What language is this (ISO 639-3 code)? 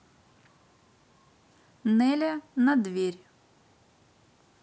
rus